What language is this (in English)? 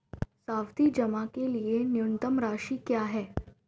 Hindi